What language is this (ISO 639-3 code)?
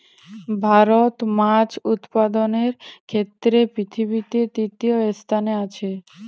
ben